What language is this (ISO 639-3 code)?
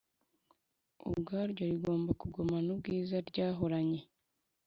kin